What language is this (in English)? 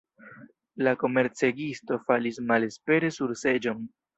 Esperanto